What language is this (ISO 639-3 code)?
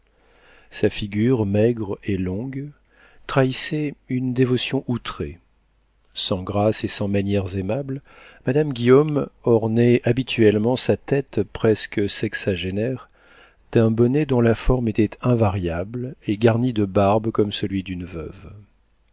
fra